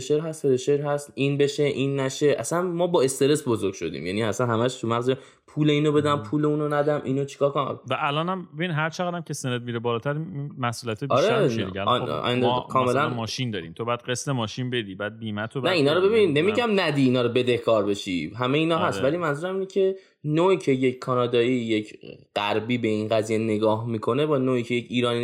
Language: Persian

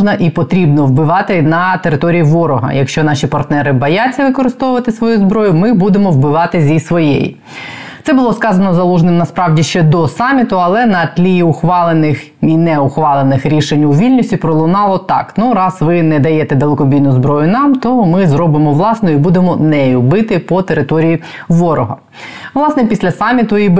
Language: Ukrainian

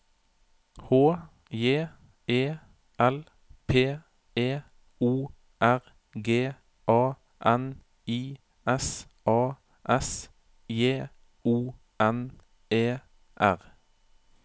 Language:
Norwegian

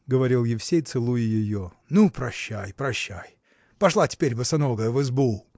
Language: Russian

